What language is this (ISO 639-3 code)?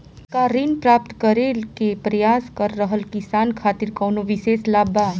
bho